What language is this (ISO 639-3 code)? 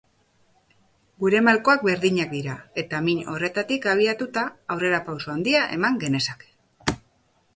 eus